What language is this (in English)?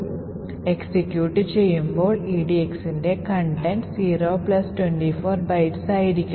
Malayalam